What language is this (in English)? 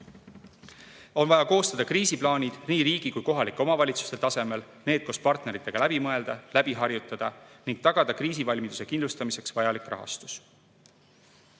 Estonian